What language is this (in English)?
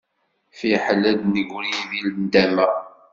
Kabyle